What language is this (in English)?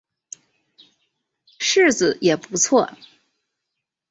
Chinese